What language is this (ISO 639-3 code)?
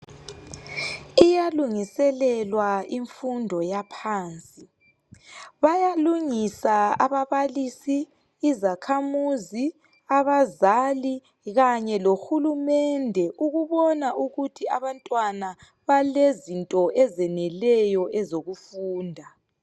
nde